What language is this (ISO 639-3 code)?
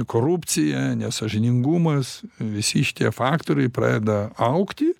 lit